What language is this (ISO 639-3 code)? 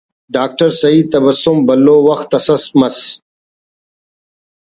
brh